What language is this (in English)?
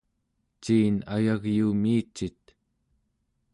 Central Yupik